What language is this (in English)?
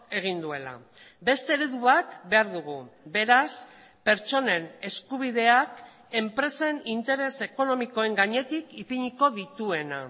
Basque